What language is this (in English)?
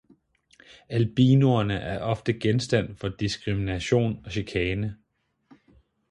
Danish